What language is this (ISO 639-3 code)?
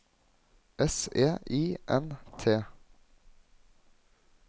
nor